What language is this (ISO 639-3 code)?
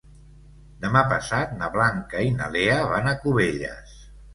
cat